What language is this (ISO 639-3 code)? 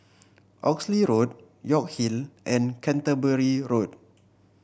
eng